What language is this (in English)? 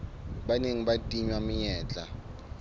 Southern Sotho